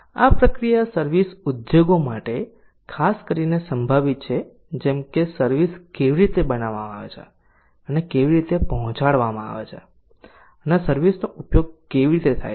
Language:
Gujarati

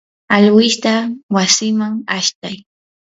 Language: Yanahuanca Pasco Quechua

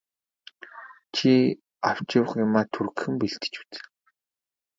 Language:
Mongolian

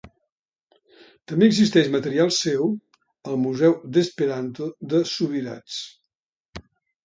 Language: Catalan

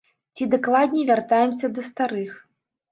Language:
Belarusian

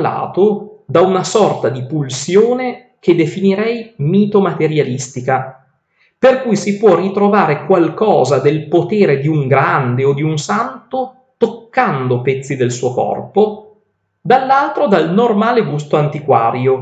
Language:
Italian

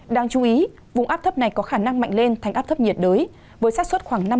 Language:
Vietnamese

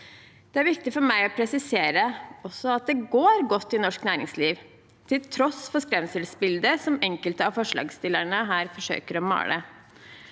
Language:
Norwegian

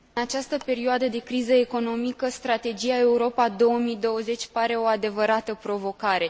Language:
Romanian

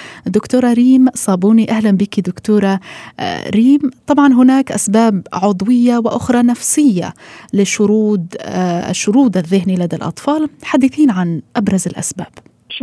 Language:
Arabic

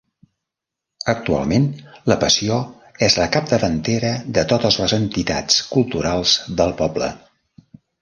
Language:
Catalan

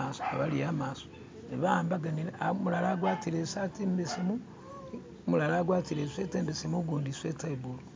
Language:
Masaaba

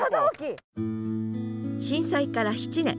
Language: Japanese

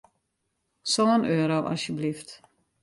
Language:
Western Frisian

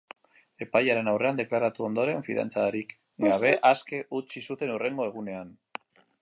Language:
Basque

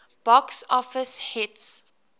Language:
English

